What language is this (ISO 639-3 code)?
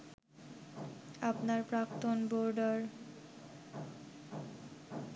ben